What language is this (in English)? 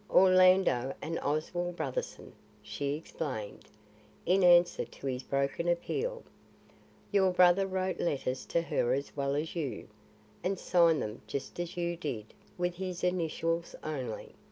English